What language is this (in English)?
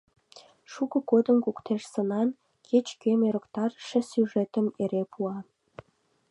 Mari